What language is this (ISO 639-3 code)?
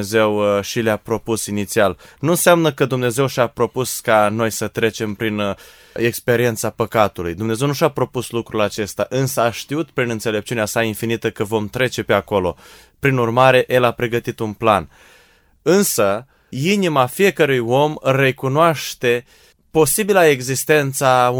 ron